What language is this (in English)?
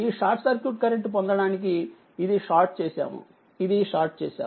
Telugu